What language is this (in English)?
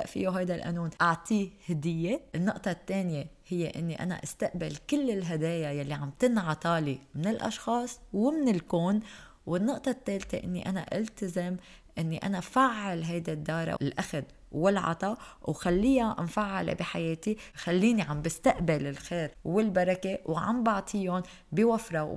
Arabic